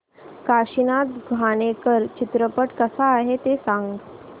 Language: Marathi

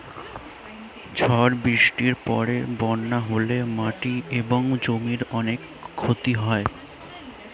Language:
Bangla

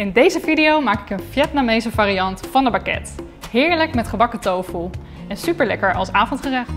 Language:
Dutch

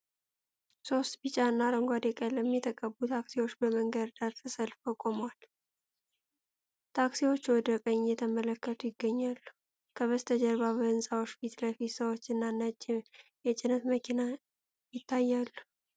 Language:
Amharic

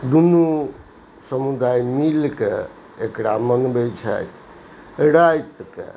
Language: Maithili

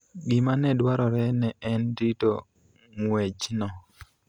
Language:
Luo (Kenya and Tanzania)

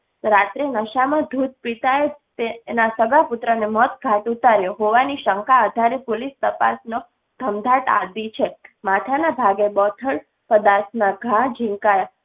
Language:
Gujarati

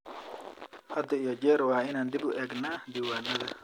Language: Somali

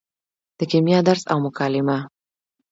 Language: Pashto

